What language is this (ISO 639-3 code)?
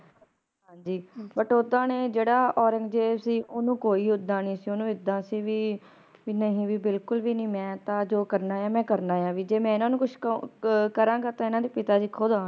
pan